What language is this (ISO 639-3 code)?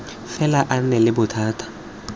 tsn